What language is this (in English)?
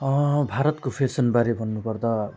Nepali